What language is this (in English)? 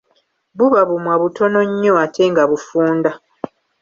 Ganda